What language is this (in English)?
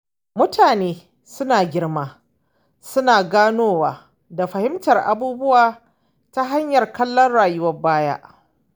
Hausa